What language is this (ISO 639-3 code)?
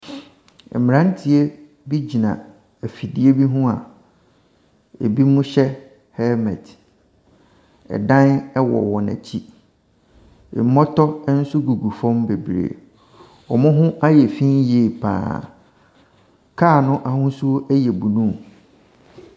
aka